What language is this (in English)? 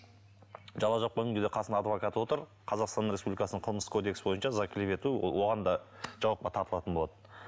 Kazakh